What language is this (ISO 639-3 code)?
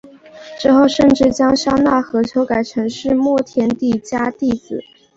zho